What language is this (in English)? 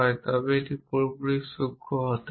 Bangla